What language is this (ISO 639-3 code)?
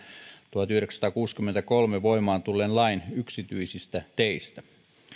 fin